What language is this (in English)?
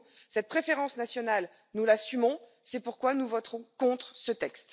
French